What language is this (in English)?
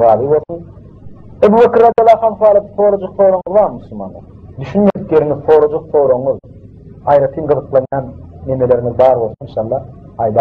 Turkish